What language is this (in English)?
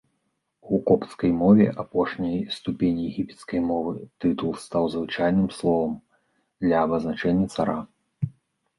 Belarusian